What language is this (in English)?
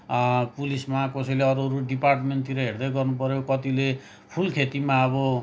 Nepali